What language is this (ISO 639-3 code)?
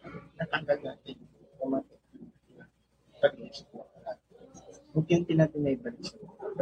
fil